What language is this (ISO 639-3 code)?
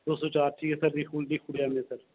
doi